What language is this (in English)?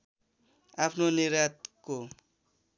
Nepali